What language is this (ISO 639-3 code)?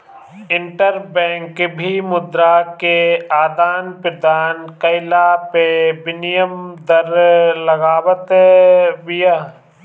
bho